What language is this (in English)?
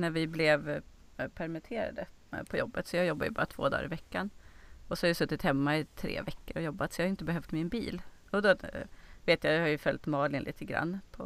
Swedish